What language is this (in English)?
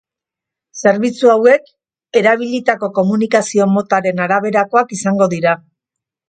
Basque